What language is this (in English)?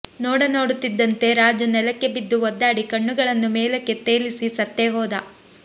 Kannada